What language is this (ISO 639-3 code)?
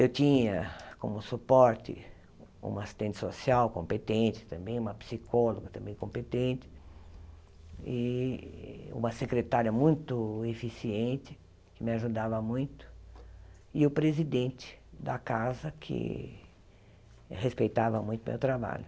por